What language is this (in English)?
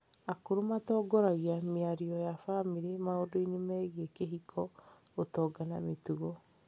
Kikuyu